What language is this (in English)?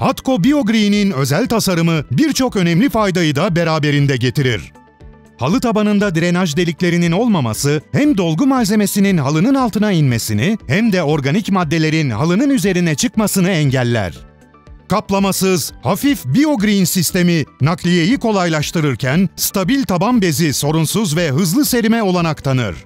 Turkish